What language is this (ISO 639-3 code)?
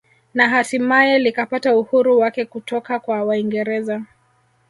swa